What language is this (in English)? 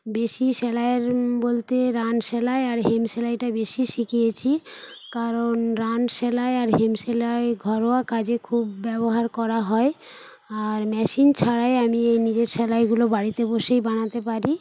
Bangla